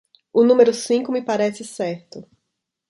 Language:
Portuguese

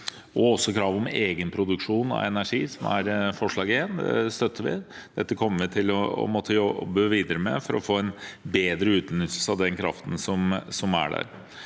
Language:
Norwegian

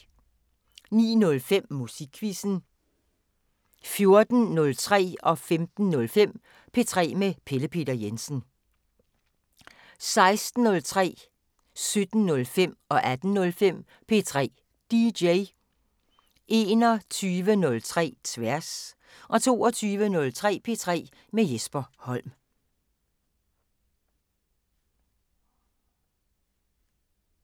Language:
Danish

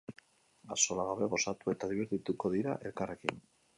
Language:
Basque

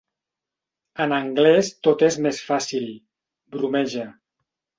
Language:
Catalan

